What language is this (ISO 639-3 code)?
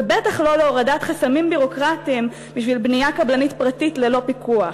heb